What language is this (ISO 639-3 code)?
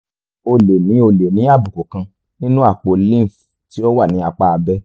yor